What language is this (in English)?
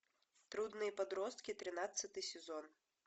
Russian